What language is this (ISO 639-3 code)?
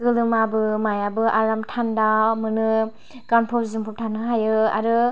brx